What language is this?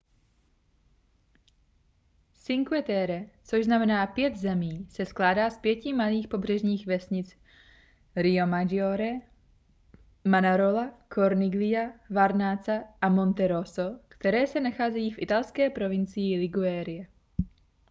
Czech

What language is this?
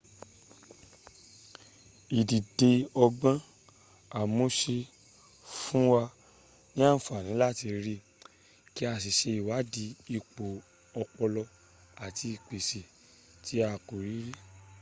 Yoruba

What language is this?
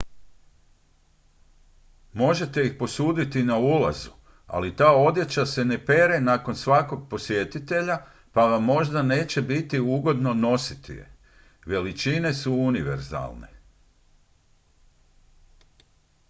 Croatian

